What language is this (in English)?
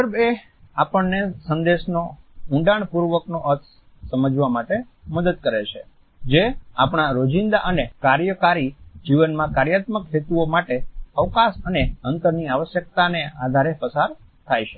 Gujarati